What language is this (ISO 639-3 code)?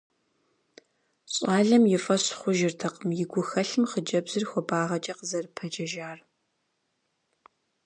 kbd